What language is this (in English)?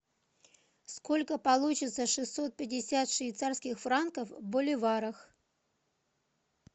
Russian